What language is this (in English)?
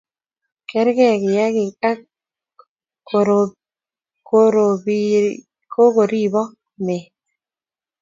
Kalenjin